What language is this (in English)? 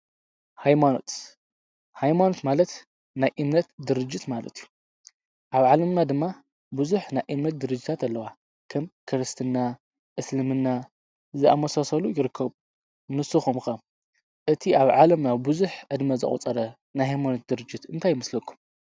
Tigrinya